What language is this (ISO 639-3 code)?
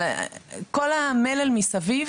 heb